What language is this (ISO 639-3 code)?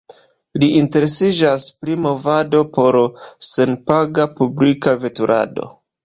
epo